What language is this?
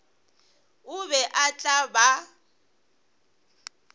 Northern Sotho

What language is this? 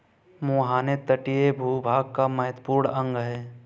Hindi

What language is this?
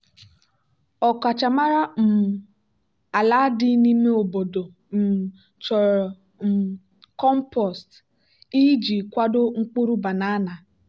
Igbo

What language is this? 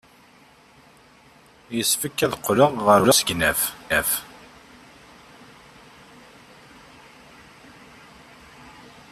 Kabyle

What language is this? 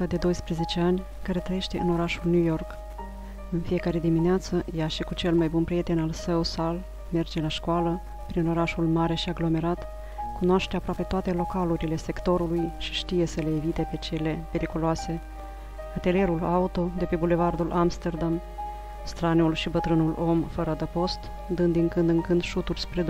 Romanian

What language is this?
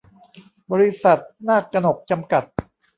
Thai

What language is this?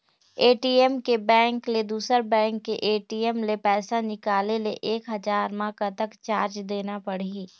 Chhattisgarhi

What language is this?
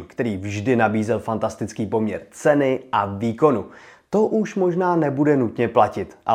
Czech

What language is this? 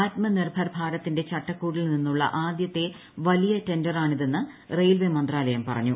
Malayalam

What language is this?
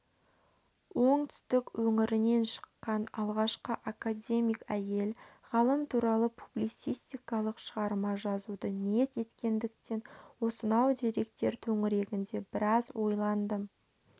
Kazakh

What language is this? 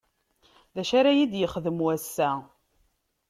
Kabyle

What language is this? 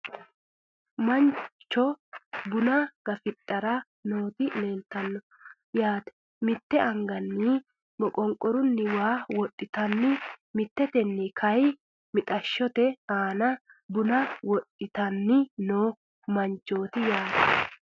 Sidamo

